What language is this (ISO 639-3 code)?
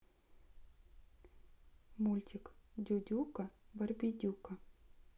rus